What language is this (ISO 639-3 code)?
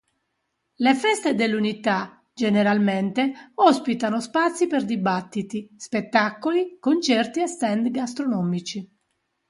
ita